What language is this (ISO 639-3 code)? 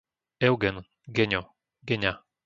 slk